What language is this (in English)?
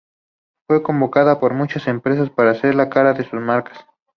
Spanish